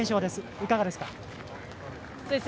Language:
Japanese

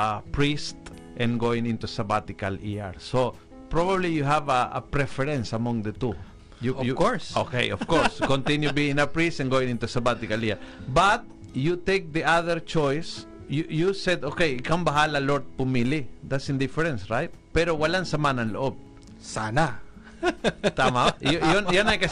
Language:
Filipino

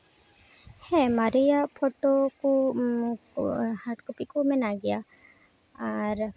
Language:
Santali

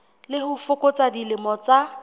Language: Southern Sotho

